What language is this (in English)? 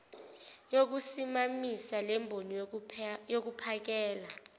Zulu